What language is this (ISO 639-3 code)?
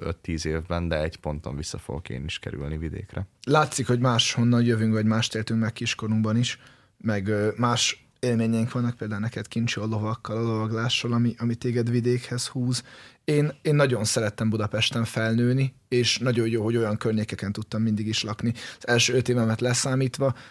hun